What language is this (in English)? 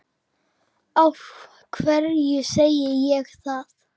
Icelandic